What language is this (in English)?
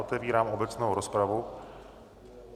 Czech